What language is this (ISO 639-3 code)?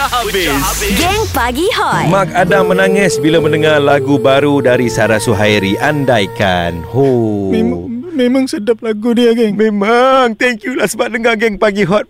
msa